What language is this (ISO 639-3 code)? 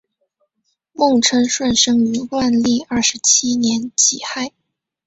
zho